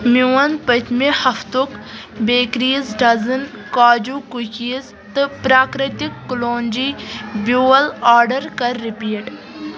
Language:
Kashmiri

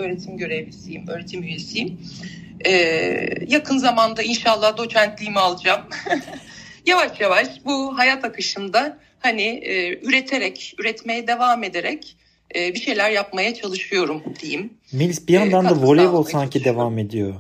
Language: Turkish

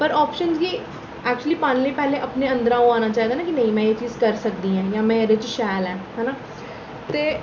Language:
Dogri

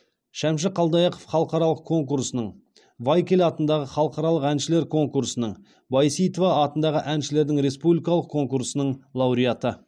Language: Kazakh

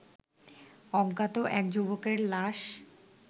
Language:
Bangla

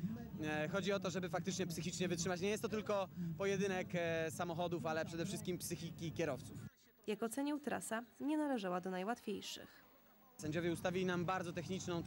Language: Polish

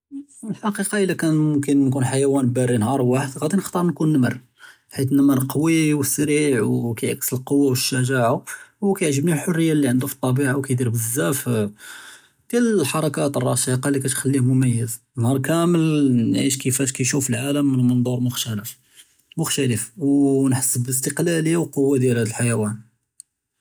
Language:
Judeo-Arabic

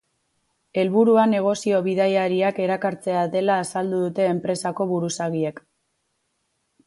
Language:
Basque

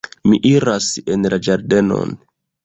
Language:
Esperanto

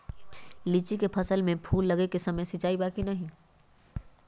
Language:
Magahi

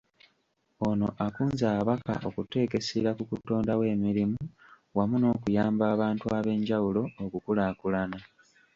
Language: Ganda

